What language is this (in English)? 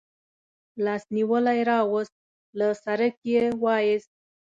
Pashto